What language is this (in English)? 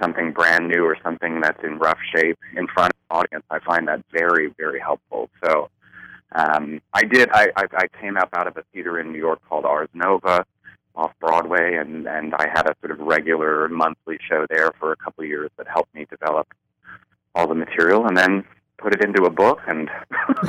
English